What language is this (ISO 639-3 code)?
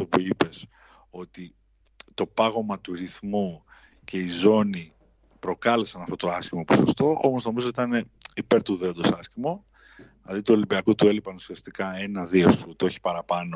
ell